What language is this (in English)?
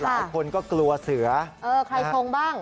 Thai